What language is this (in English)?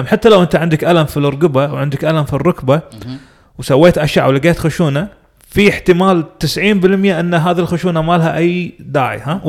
Arabic